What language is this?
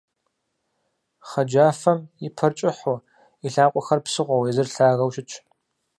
Kabardian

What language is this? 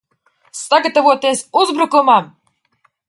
Latvian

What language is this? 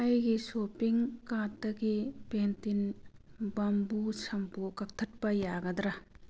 Manipuri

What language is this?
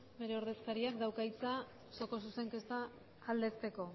Basque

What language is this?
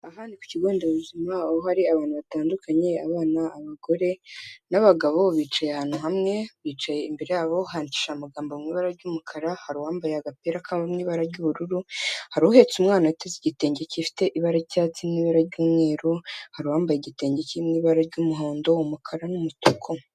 Kinyarwanda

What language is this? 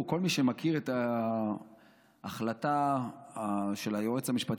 Hebrew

